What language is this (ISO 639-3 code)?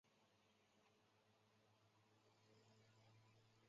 zho